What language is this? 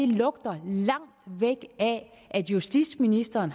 Danish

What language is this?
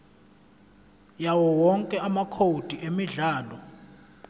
Zulu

